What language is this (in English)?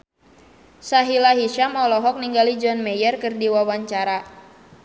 Sundanese